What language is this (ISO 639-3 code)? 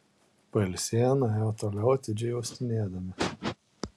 lit